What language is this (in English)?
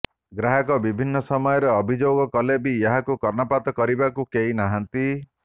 Odia